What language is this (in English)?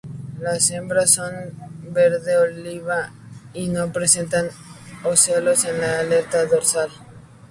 Spanish